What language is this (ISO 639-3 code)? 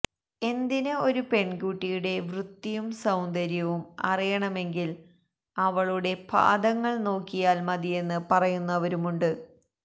mal